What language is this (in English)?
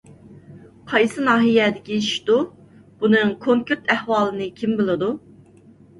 Uyghur